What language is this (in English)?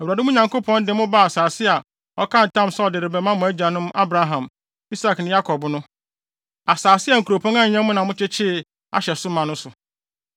Akan